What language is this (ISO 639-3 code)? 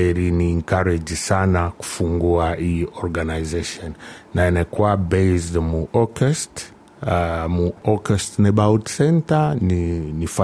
swa